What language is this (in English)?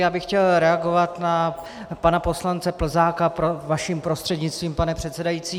Czech